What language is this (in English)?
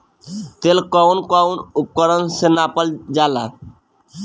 Bhojpuri